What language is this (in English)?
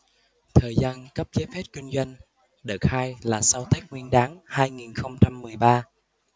Vietnamese